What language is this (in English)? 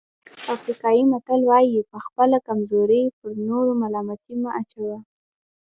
Pashto